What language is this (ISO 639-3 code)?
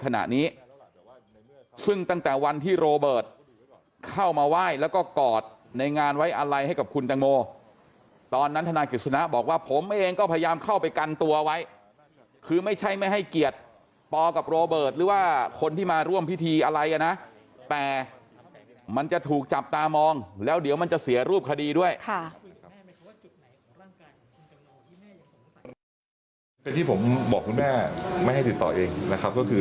tha